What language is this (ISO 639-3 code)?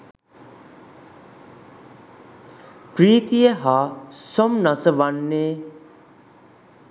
sin